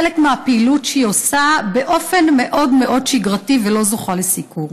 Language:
Hebrew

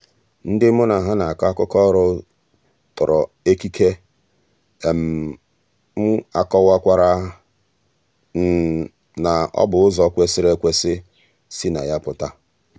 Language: Igbo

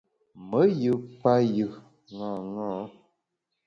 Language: Bamun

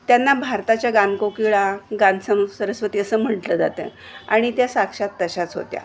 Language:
Marathi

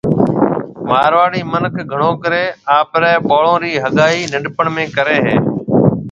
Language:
Marwari (Pakistan)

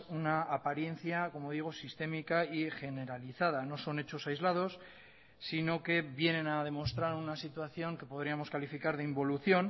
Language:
Spanish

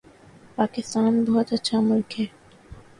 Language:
Urdu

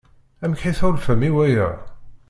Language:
Kabyle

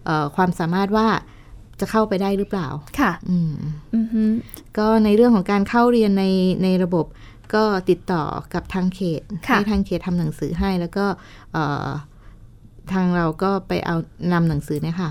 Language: Thai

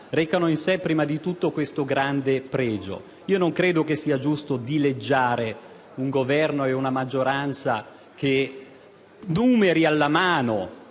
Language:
Italian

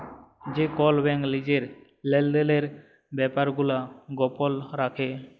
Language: Bangla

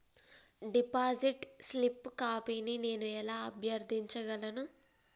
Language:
Telugu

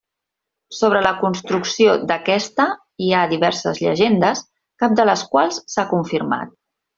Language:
Catalan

